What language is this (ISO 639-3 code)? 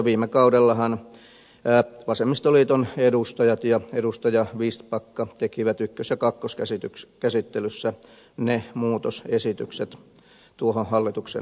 fin